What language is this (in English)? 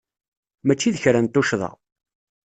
Kabyle